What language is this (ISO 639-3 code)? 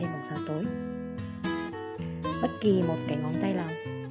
vie